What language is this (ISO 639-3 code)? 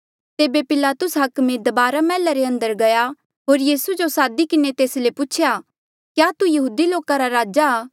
mjl